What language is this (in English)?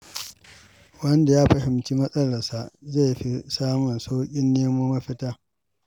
Hausa